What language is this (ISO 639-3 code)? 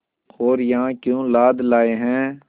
hin